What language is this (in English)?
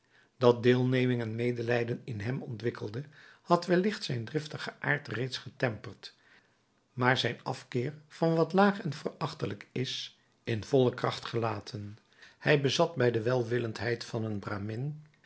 Dutch